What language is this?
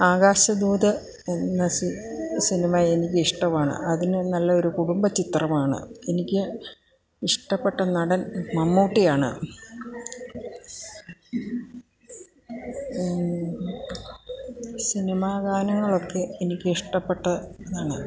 Malayalam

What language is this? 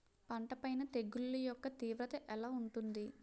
Telugu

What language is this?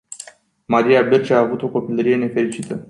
Romanian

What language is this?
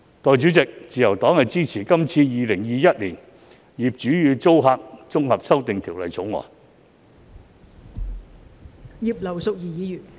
Cantonese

